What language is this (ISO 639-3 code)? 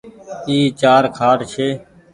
gig